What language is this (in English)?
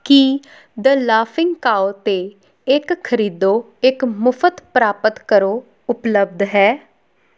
Punjabi